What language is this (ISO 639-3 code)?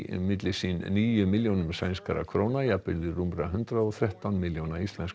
isl